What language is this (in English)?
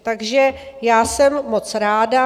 Czech